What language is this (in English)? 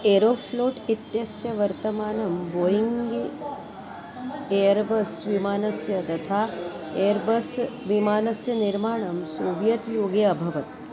Sanskrit